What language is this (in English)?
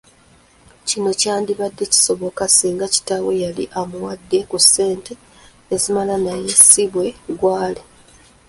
Ganda